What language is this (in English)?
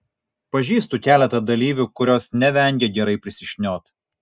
Lithuanian